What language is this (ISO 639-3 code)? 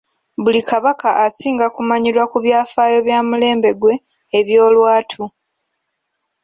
lug